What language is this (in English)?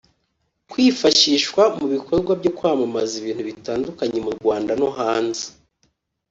Kinyarwanda